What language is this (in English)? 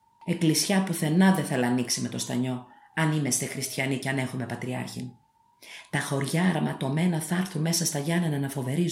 Greek